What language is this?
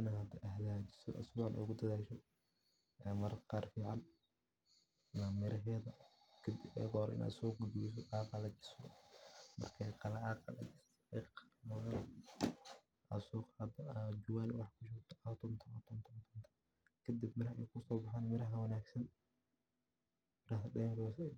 Somali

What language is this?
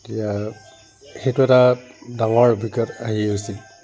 Assamese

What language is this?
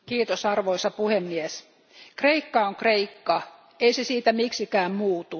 Finnish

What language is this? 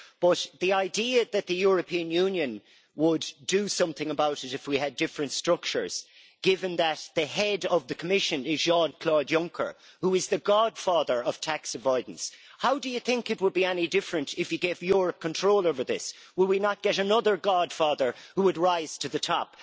English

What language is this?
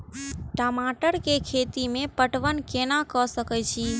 Maithili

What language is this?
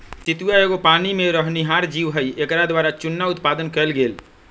Magahi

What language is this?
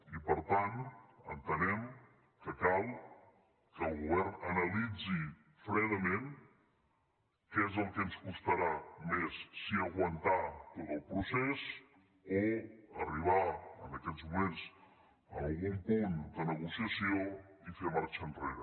Catalan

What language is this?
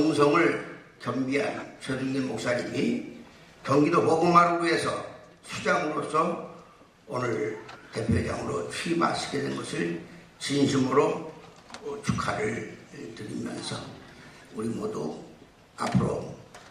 Korean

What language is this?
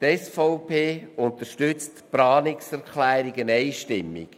Swiss German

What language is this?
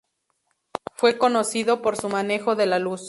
Spanish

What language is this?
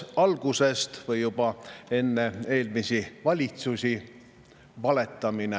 Estonian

